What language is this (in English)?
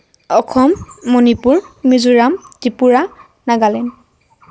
Assamese